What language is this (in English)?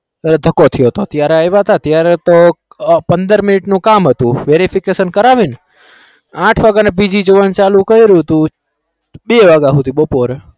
Gujarati